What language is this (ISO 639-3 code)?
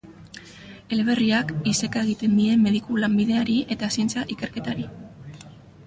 eus